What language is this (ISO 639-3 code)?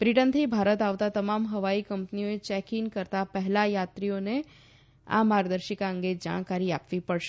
guj